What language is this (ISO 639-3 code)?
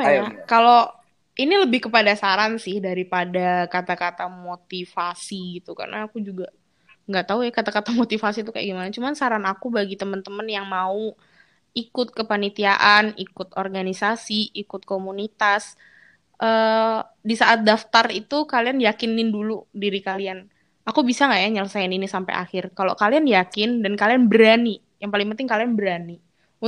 ind